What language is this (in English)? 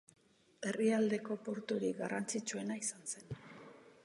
Basque